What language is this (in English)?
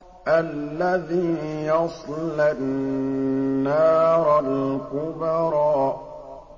Arabic